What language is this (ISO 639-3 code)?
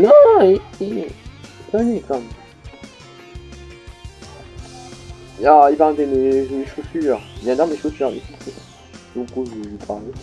fra